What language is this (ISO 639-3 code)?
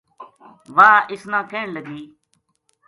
gju